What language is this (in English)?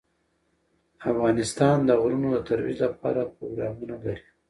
Pashto